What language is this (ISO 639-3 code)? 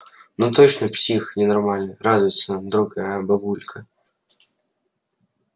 rus